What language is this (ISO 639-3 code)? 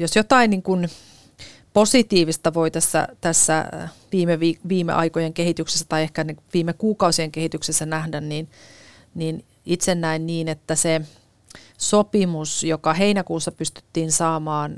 fin